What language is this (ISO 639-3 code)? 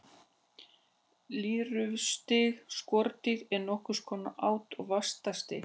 isl